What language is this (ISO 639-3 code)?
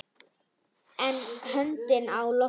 isl